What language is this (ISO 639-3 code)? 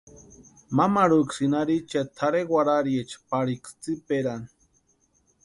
pua